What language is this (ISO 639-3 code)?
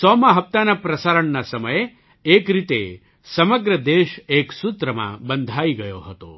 guj